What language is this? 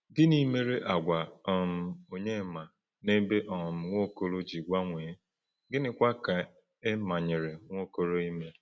Igbo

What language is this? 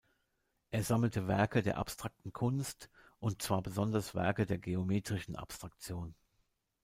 German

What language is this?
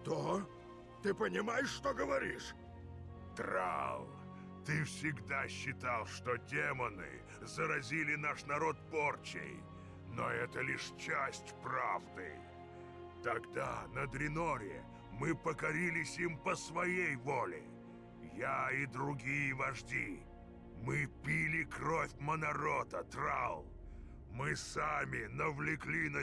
Russian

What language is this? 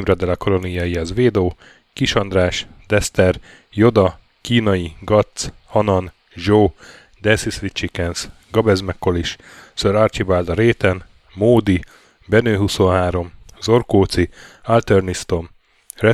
Hungarian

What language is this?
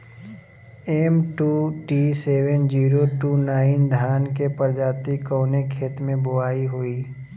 Bhojpuri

